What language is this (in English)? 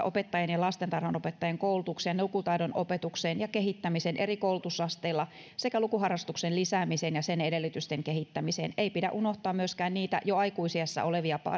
Finnish